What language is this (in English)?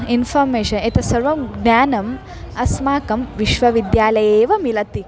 Sanskrit